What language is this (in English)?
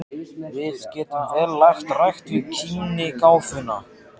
Icelandic